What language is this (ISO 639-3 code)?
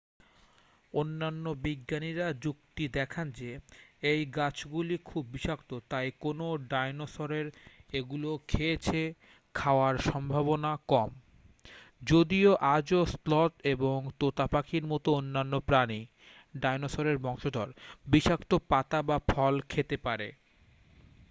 ben